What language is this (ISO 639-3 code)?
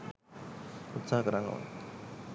sin